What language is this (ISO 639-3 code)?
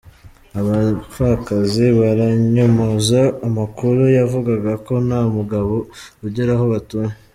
kin